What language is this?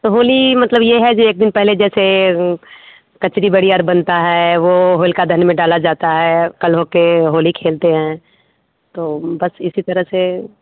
Hindi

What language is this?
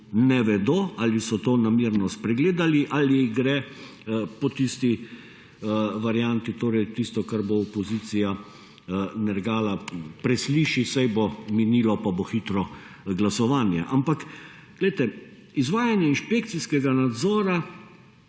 Slovenian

